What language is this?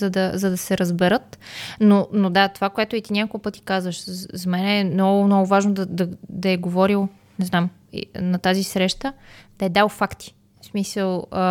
Bulgarian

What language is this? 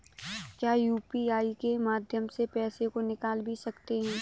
Hindi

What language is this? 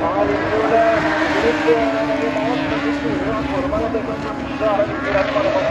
Norwegian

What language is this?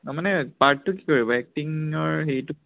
Assamese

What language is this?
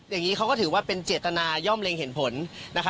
Thai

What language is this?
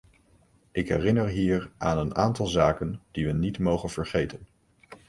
Dutch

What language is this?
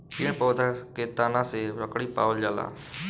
Bhojpuri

